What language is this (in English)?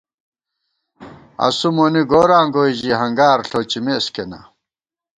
Gawar-Bati